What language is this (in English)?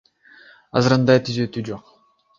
Kyrgyz